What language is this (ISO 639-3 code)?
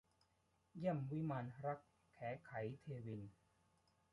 tha